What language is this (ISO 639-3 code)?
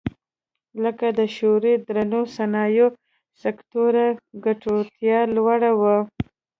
pus